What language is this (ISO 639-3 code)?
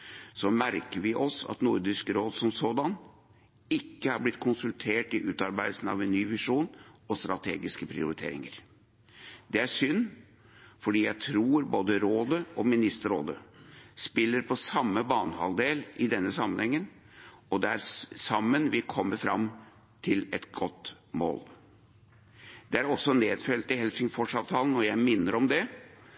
nob